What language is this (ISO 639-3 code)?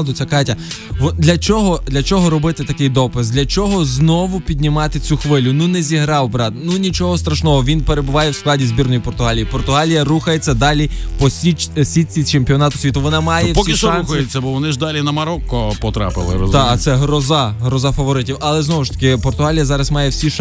ukr